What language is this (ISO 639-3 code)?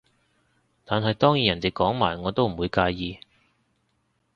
yue